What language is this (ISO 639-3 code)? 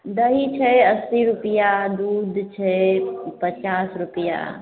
mai